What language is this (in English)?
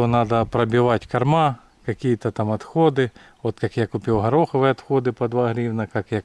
Russian